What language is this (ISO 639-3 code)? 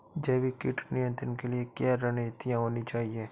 hin